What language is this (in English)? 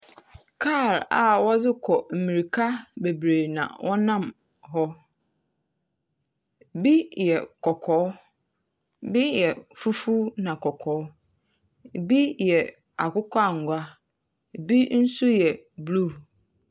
Akan